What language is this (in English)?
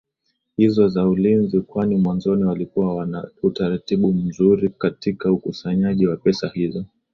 Swahili